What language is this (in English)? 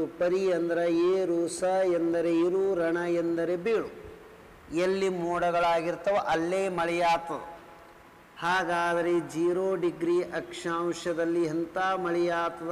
Kannada